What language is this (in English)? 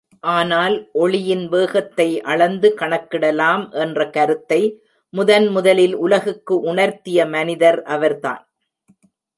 Tamil